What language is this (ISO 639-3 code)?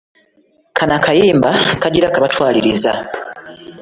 lug